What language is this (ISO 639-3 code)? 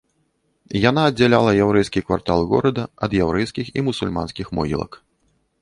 bel